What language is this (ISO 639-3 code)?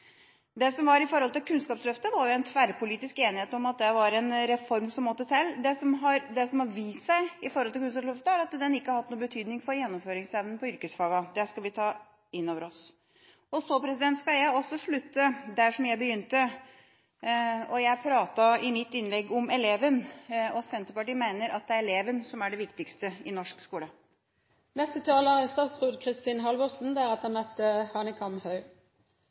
nob